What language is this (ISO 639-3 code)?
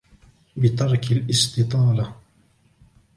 ara